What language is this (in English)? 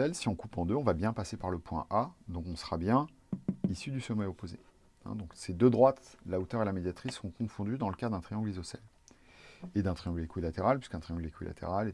French